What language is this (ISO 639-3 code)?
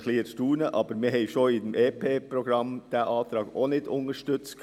gsw